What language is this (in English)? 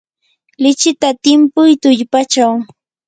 Yanahuanca Pasco Quechua